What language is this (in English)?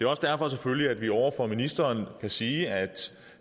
Danish